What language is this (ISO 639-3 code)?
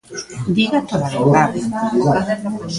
glg